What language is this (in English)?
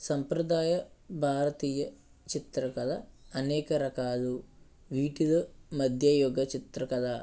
Telugu